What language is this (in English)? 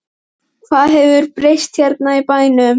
Icelandic